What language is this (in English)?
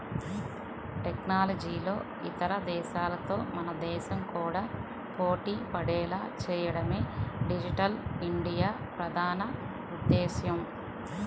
Telugu